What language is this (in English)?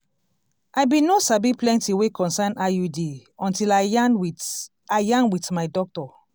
Nigerian Pidgin